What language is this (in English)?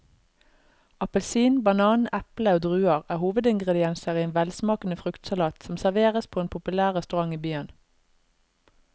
Norwegian